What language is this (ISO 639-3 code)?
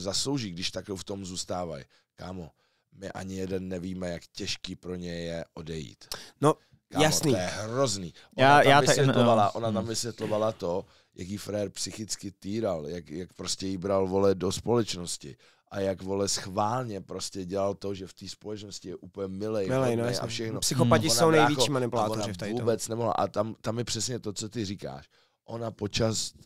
ces